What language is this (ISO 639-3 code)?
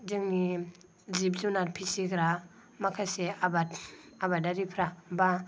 brx